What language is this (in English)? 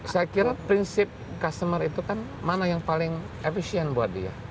Indonesian